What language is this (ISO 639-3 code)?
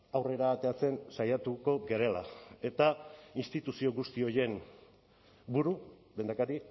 eus